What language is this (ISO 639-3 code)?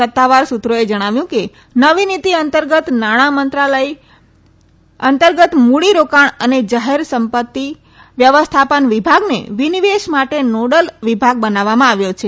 guj